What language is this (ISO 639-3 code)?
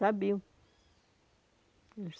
por